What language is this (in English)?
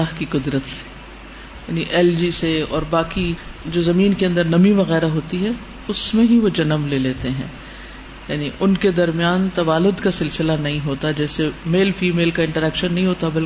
Urdu